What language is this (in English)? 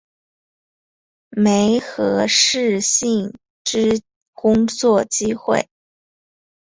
Chinese